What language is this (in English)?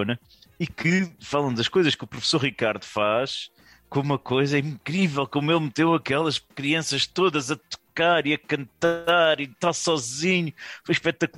Portuguese